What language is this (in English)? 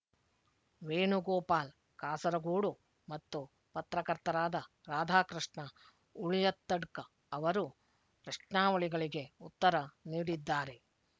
Kannada